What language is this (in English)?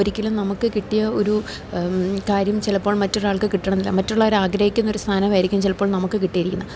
Malayalam